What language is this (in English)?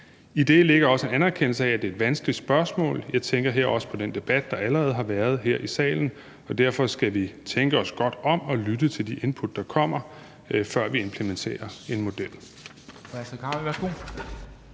Danish